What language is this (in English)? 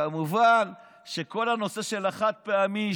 Hebrew